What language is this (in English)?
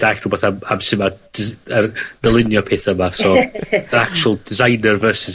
Welsh